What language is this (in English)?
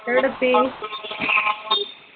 Malayalam